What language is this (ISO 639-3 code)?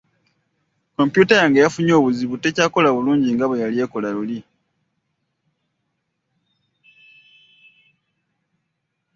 lug